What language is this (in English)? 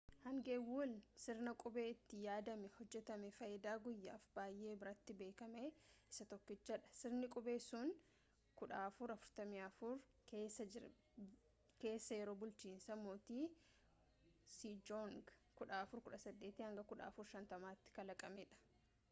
Oromo